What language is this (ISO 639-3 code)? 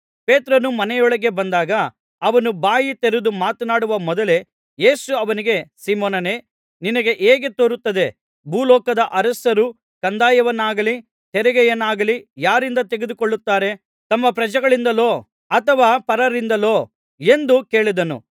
kan